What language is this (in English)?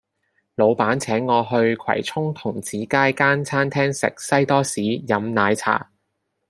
Cantonese